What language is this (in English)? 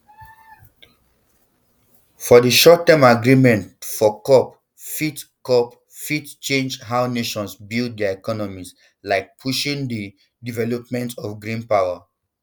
Nigerian Pidgin